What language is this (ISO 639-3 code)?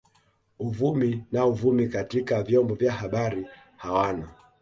swa